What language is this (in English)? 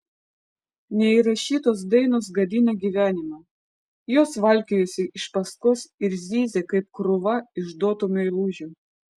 Lithuanian